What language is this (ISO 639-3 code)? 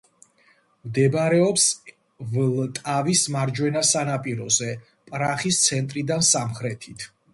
kat